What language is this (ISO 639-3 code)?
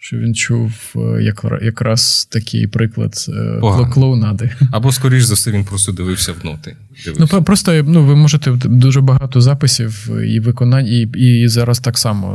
ukr